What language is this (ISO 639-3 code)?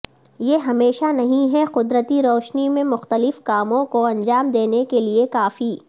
urd